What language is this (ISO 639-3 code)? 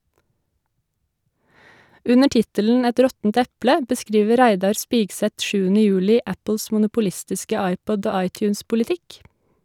nor